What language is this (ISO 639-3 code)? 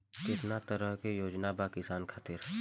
bho